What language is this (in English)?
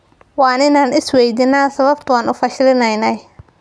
Somali